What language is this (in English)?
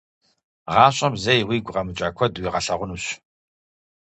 Kabardian